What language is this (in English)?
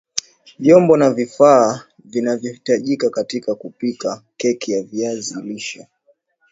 Swahili